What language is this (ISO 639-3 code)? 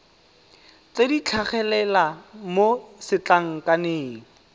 tsn